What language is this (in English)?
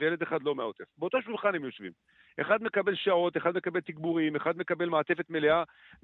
Hebrew